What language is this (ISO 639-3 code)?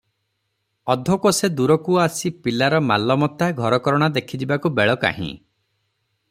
ori